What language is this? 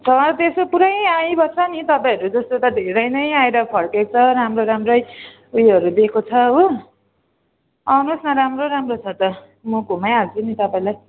Nepali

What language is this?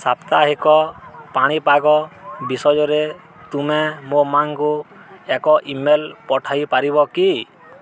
Odia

